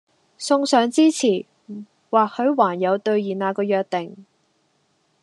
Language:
Cantonese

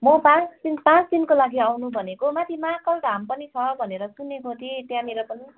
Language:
Nepali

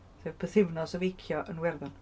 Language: Welsh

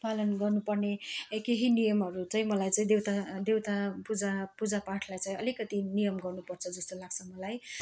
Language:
Nepali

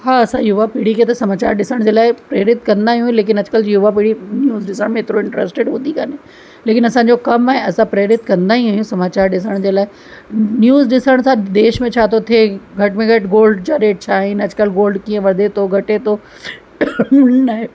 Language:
Sindhi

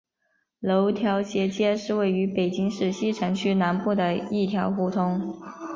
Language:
Chinese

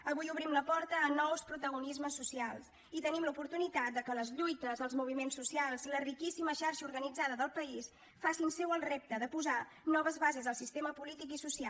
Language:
Catalan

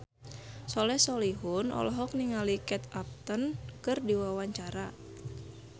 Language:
Sundanese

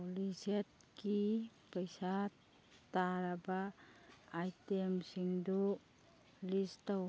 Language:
Manipuri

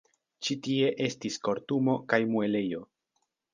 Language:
Esperanto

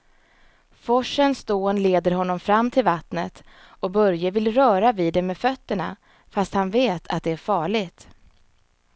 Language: Swedish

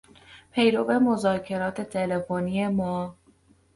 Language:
Persian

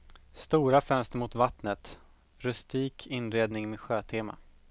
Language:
Swedish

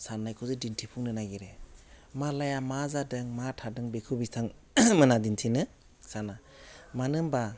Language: Bodo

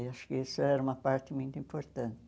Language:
Portuguese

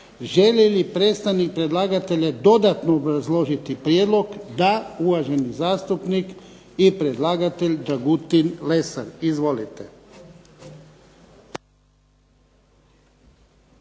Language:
Croatian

